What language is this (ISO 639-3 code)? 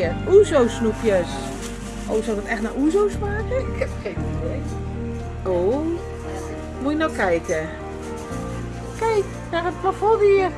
nld